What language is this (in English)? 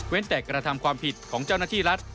Thai